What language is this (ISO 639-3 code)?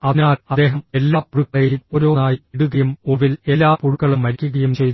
mal